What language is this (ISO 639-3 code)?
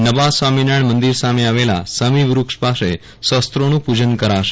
guj